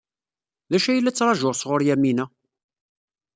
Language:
Kabyle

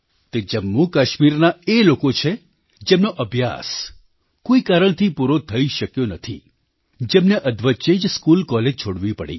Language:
Gujarati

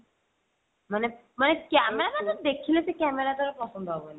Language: Odia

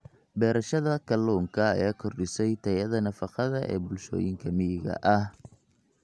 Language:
Somali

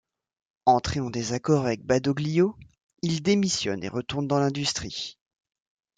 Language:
French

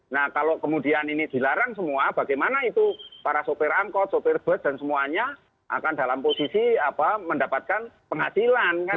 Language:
Indonesian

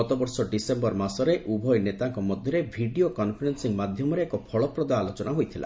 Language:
Odia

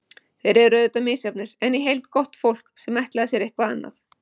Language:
Icelandic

